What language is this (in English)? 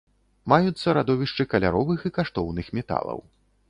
Belarusian